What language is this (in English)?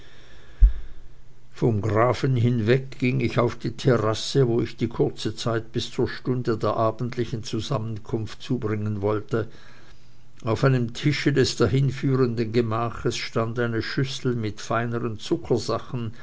German